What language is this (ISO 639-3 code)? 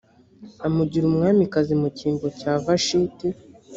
kin